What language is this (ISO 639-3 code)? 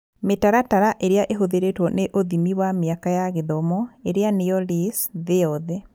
kik